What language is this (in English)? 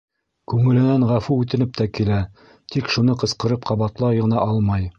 Bashkir